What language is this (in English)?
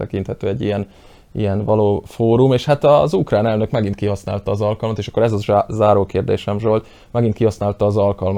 Hungarian